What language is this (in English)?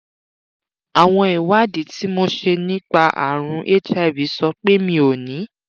Yoruba